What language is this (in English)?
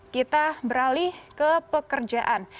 Indonesian